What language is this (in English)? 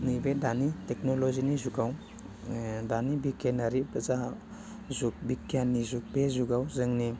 Bodo